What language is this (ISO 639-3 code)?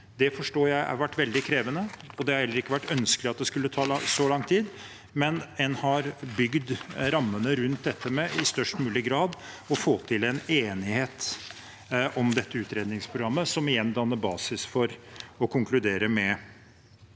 nor